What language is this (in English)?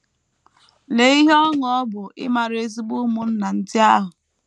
Igbo